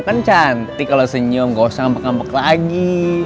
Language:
Indonesian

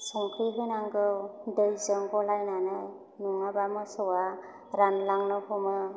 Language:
Bodo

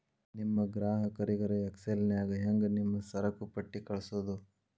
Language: Kannada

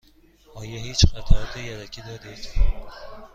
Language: Persian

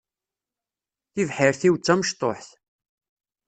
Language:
Kabyle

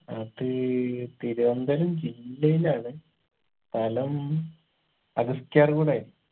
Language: Malayalam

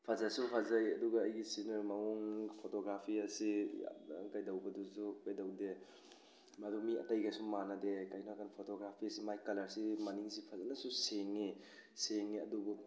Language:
Manipuri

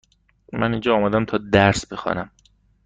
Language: Persian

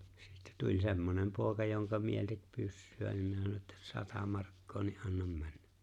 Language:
Finnish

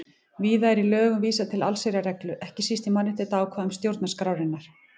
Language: Icelandic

